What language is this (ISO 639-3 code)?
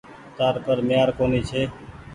gig